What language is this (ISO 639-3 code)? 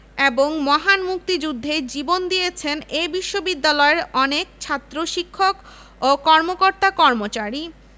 ben